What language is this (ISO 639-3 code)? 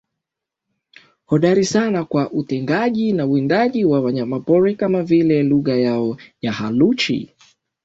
swa